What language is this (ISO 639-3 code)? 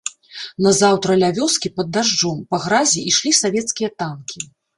bel